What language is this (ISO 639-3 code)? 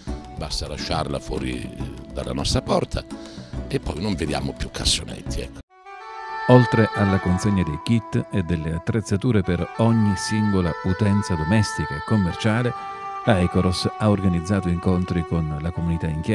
ita